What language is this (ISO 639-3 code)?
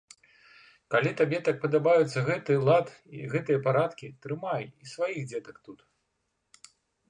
bel